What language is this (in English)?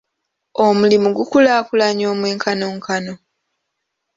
Ganda